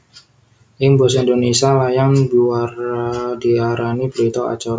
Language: Javanese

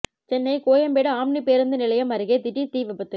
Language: Tamil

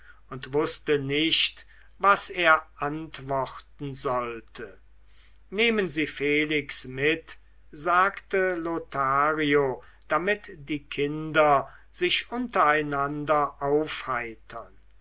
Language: German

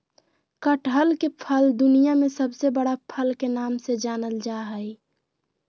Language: Magahi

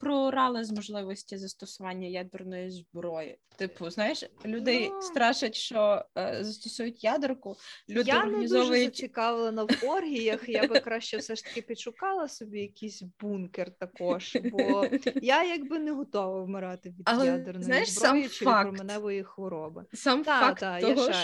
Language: Ukrainian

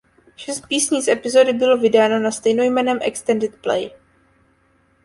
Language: Czech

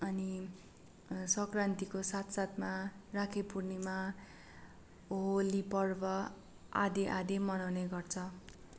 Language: Nepali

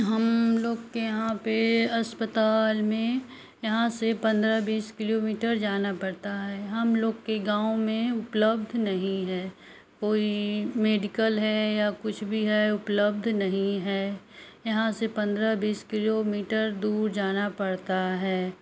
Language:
Hindi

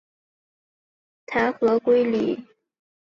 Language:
Chinese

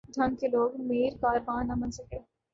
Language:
Urdu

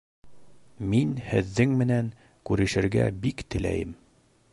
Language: Bashkir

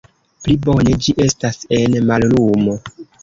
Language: Esperanto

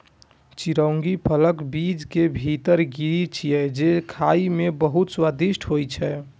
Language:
Maithili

